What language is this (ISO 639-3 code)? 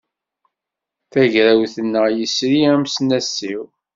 kab